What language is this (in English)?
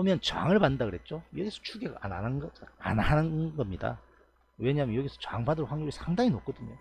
Korean